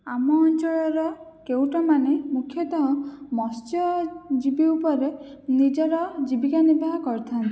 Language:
Odia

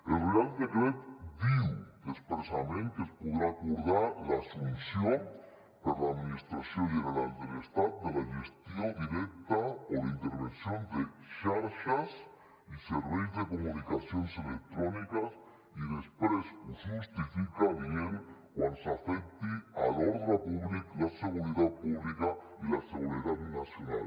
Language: Catalan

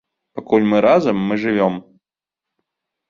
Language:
Belarusian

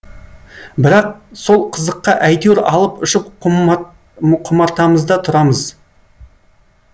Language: Kazakh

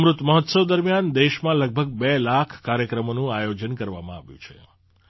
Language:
Gujarati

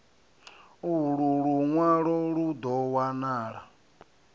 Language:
Venda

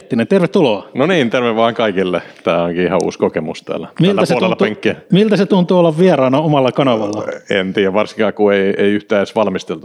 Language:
Finnish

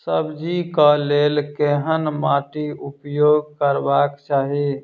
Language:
Maithili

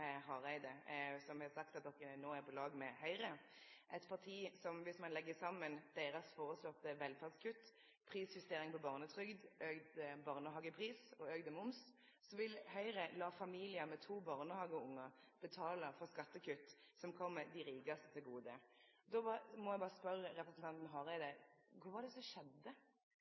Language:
Norwegian Nynorsk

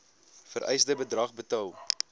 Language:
Afrikaans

